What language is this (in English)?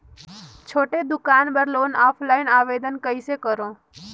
Chhattisgarhi